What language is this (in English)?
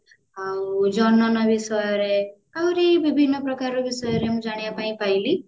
Odia